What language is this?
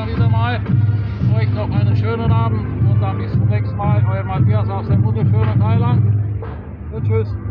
German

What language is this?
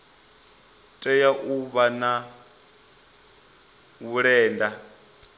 Venda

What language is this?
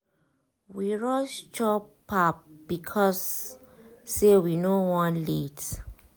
Nigerian Pidgin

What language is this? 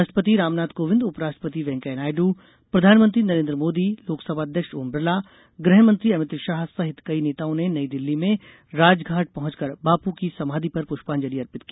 Hindi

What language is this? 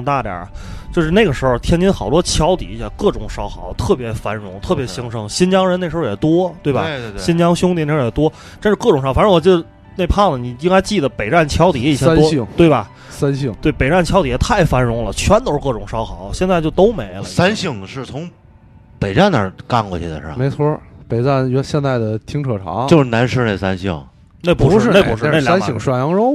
Chinese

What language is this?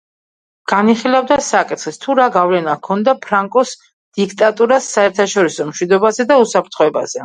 Georgian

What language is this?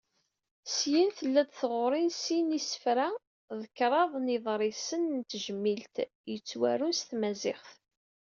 Kabyle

